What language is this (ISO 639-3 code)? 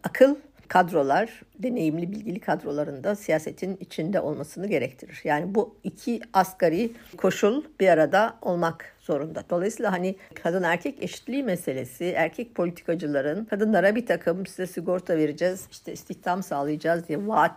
tur